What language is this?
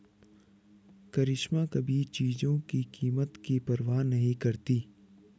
Hindi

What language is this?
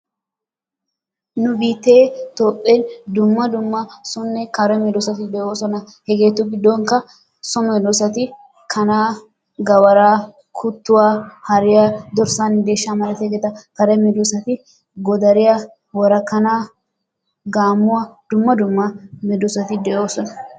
Wolaytta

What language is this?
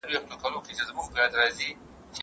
Pashto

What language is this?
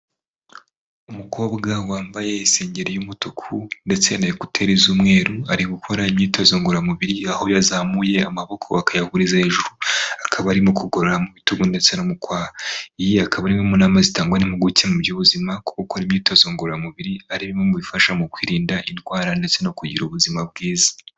Kinyarwanda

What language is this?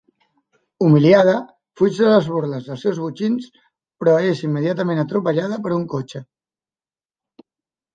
Catalan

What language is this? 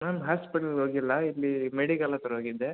Kannada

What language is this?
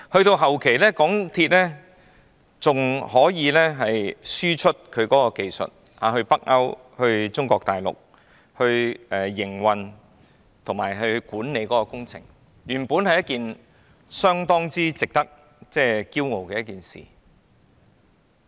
Cantonese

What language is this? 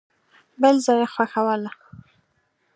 Pashto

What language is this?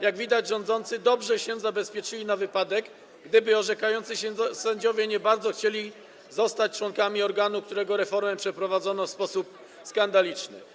Polish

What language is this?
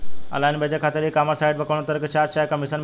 Bhojpuri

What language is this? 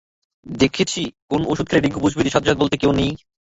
Bangla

